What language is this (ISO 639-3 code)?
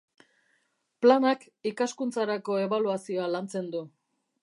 eus